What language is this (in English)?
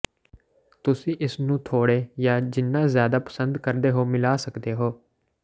Punjabi